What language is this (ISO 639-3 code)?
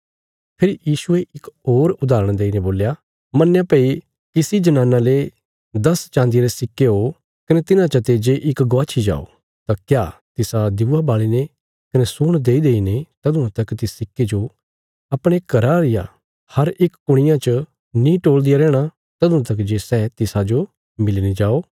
kfs